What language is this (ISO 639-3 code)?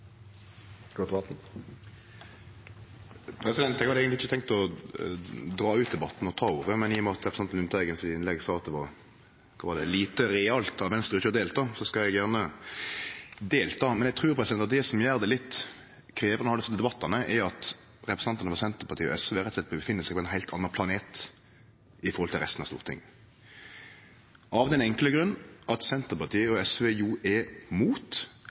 nno